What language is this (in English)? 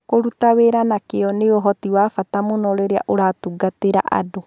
Kikuyu